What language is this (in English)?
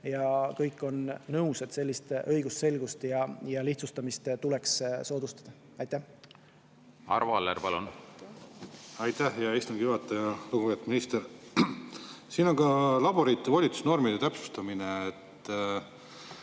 Estonian